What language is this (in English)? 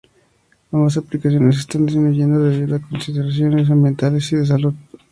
Spanish